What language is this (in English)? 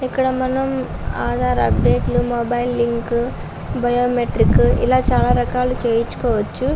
Telugu